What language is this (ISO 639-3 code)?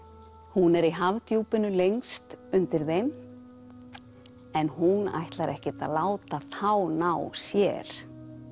isl